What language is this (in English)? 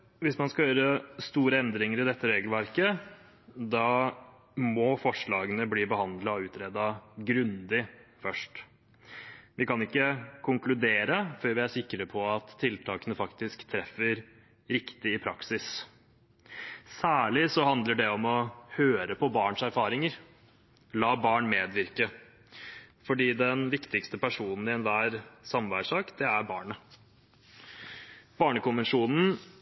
Norwegian Bokmål